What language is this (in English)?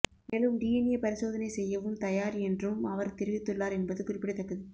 Tamil